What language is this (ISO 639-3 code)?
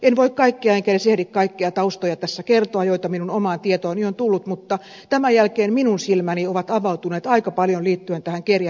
fin